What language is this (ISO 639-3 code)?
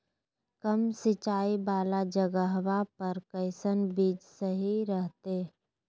mag